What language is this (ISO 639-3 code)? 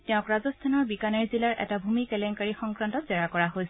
asm